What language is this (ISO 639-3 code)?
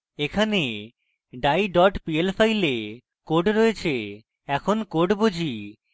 ben